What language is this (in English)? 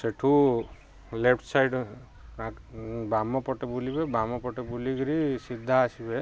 Odia